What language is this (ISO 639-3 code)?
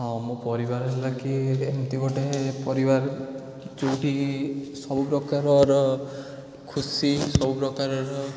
ori